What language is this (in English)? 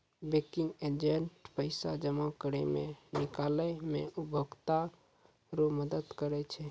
Maithili